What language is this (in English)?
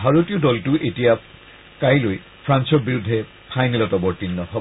Assamese